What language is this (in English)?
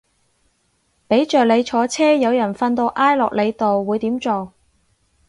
Cantonese